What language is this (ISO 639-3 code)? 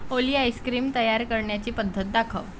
mar